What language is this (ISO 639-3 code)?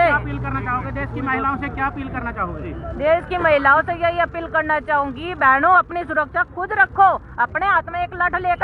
hin